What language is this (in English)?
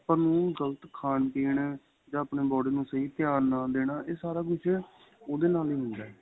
Punjabi